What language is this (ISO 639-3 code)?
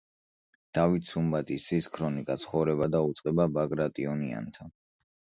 kat